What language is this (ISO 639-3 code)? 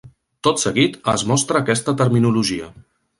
cat